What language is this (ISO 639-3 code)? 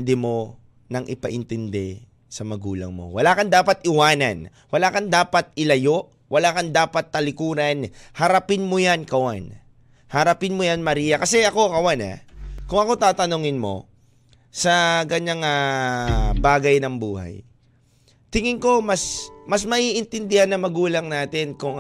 fil